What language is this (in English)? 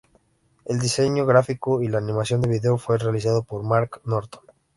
Spanish